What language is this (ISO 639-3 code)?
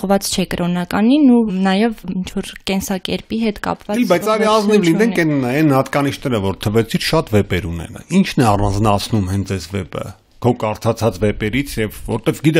tur